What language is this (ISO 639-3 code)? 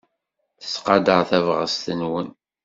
kab